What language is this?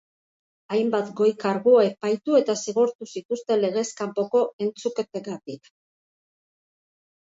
Basque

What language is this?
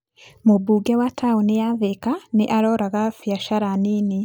Kikuyu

